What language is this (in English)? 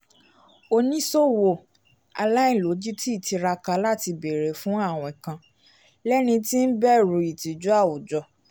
Yoruba